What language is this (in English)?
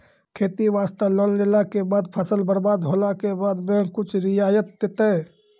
Maithili